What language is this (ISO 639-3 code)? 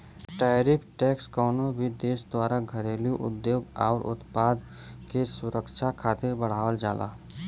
bho